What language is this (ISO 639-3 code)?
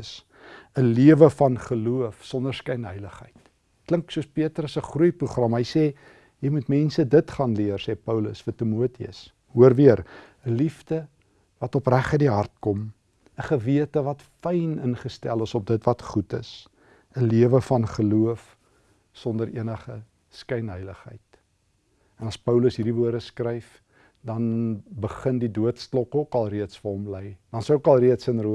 nld